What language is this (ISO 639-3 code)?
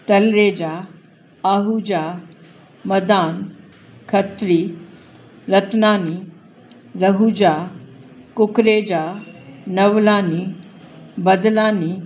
snd